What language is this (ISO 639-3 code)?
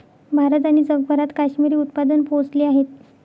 mar